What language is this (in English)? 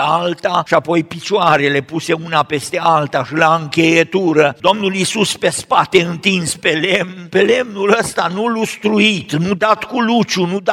Romanian